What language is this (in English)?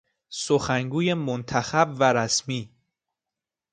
Persian